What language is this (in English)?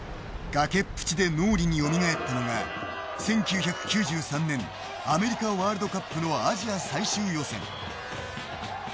Japanese